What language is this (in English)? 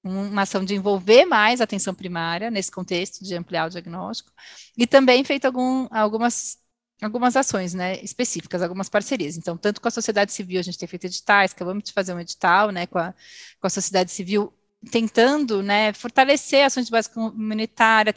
Portuguese